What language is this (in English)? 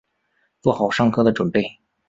Chinese